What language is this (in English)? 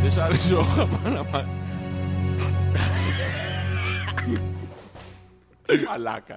Greek